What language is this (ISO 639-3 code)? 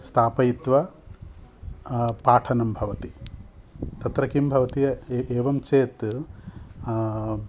san